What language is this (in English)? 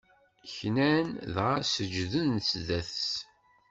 Kabyle